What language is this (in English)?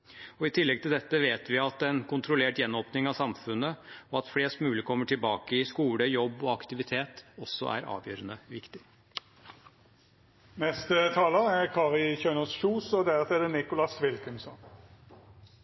Norwegian Bokmål